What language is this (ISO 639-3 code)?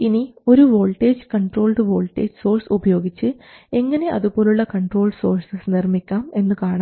mal